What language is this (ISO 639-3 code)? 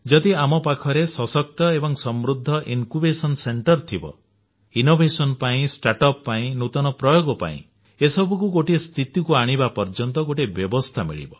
ori